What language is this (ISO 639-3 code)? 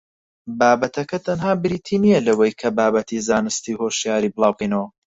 ckb